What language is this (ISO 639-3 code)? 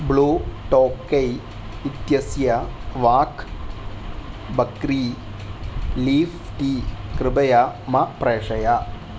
san